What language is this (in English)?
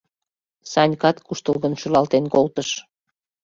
Mari